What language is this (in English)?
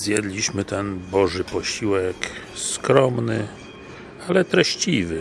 Polish